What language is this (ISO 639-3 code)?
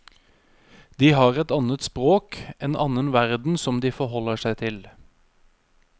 nor